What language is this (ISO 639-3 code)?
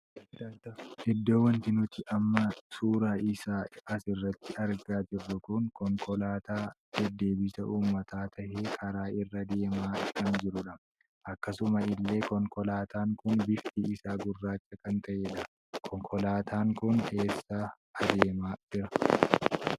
orm